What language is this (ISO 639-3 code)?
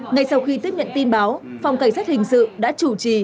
vie